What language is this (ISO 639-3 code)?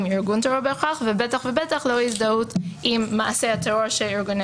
heb